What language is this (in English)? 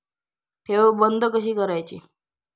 Marathi